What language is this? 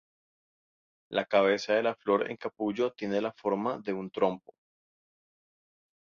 Spanish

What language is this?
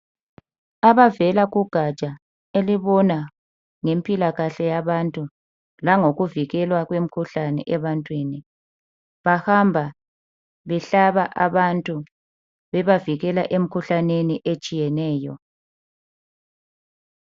North Ndebele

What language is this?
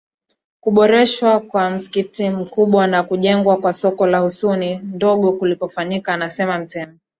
Swahili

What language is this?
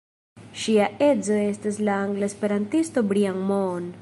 Esperanto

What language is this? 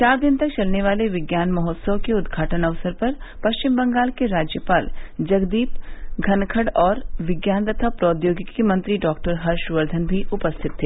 Hindi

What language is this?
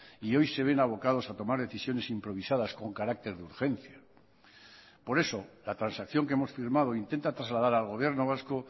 Spanish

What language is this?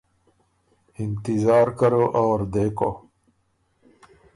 Urdu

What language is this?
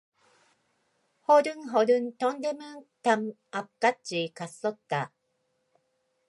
Korean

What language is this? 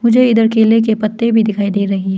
Hindi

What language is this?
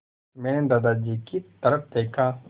Hindi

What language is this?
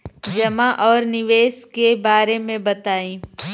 Bhojpuri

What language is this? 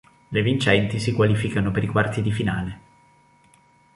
Italian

